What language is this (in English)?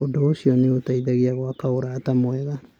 Kikuyu